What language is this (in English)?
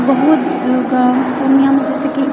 Maithili